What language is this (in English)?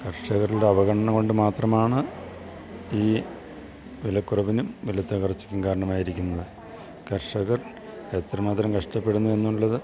Malayalam